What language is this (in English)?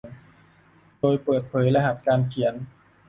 Thai